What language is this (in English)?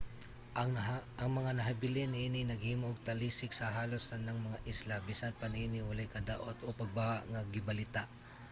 Cebuano